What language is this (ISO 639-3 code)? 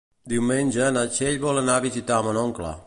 cat